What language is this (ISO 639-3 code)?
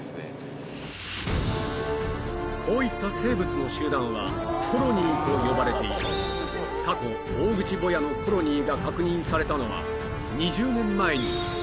jpn